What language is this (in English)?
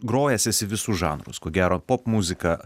Lithuanian